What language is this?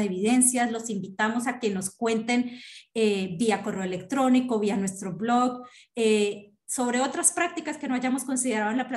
Spanish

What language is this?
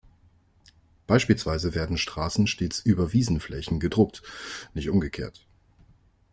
German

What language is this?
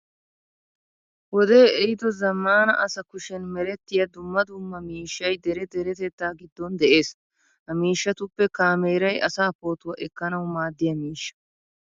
Wolaytta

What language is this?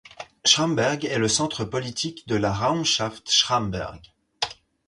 French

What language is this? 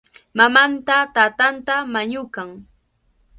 Cajatambo North Lima Quechua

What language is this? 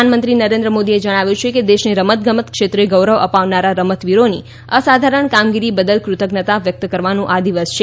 Gujarati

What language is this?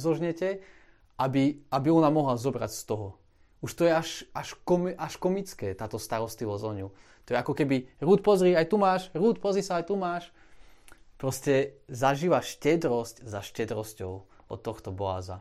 Slovak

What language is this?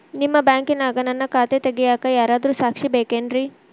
Kannada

